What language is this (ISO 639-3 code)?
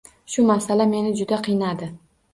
uzb